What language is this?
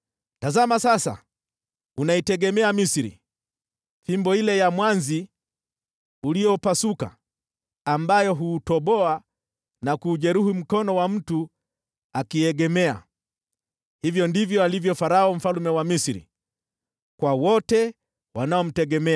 Swahili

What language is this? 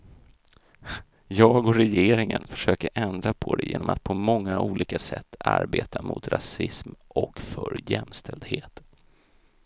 Swedish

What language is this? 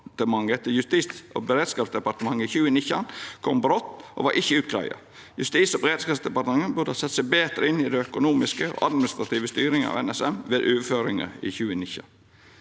Norwegian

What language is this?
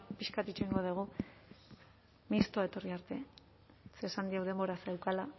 Basque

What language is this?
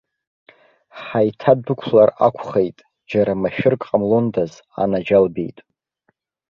Abkhazian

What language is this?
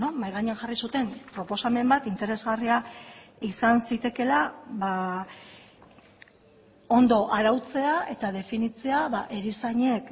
Basque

